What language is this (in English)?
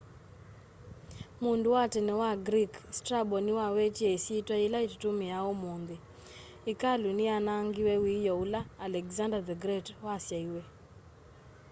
Kamba